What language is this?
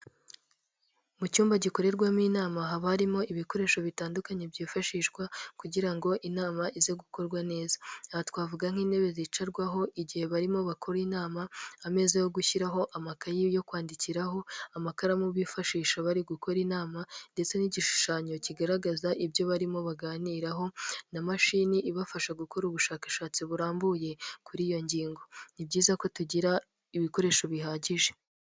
Kinyarwanda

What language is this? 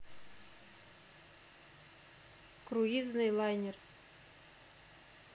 Russian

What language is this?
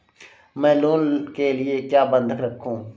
Hindi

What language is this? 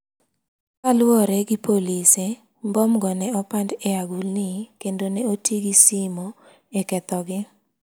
Luo (Kenya and Tanzania)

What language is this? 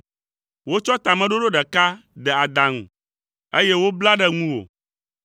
Ewe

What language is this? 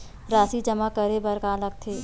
Chhattisgarhi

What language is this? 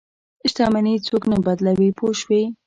Pashto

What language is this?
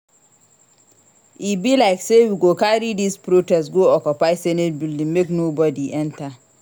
Nigerian Pidgin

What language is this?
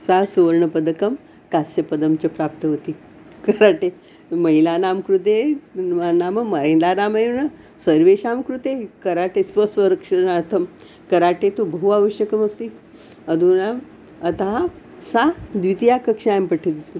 Sanskrit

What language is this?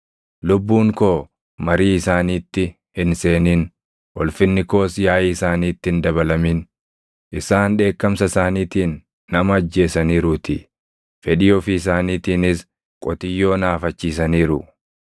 Oromo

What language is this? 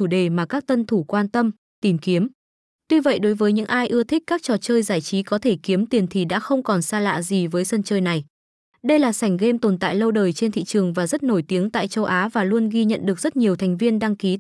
Vietnamese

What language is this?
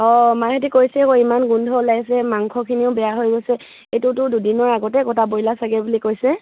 Assamese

